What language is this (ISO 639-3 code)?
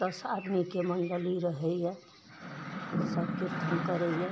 mai